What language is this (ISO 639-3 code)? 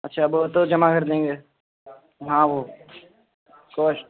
urd